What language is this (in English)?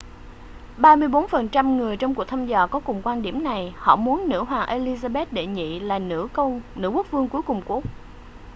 Vietnamese